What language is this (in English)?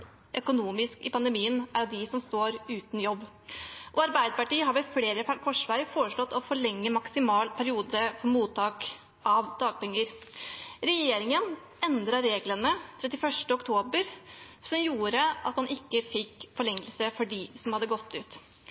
Norwegian Bokmål